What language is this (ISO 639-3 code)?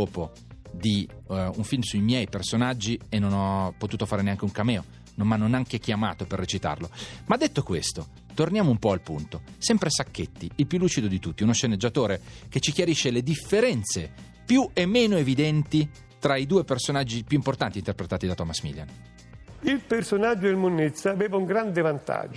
ita